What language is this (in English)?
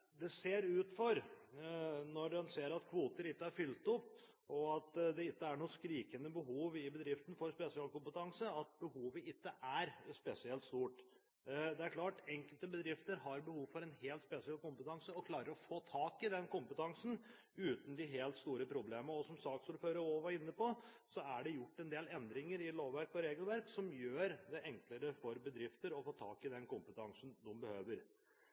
Norwegian Bokmål